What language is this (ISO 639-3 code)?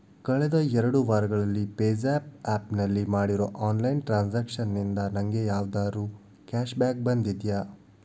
kan